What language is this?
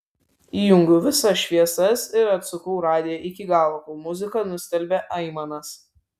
Lithuanian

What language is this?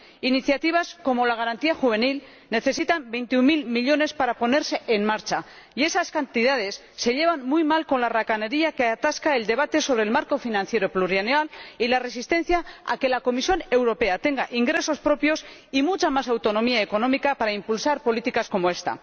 Spanish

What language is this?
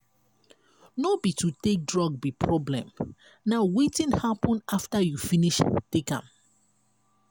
Nigerian Pidgin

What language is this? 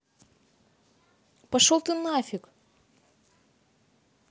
Russian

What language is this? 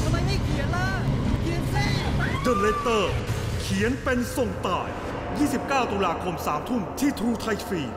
Thai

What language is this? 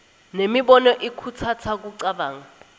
Swati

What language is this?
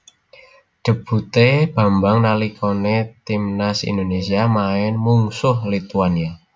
Javanese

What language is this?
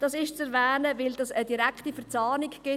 Swiss German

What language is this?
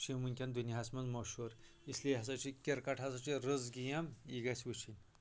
Kashmiri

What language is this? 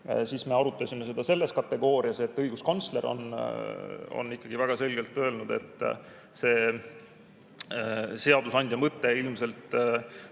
Estonian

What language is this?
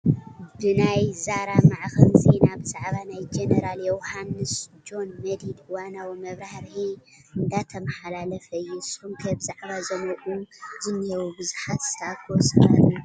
Tigrinya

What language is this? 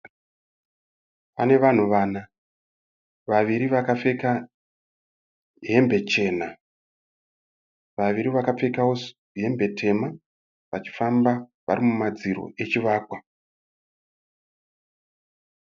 Shona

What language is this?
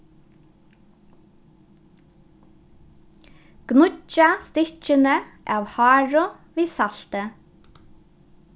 Faroese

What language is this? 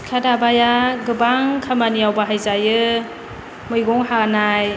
Bodo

